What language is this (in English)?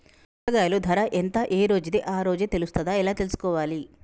Telugu